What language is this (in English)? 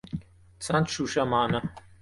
Kurdish